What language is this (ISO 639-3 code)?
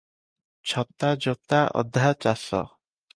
ori